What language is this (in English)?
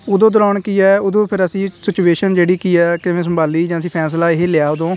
Punjabi